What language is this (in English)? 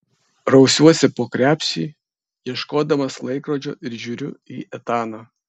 Lithuanian